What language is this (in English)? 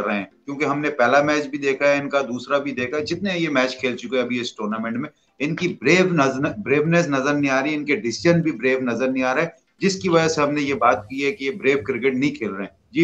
Hindi